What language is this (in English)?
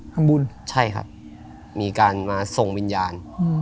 Thai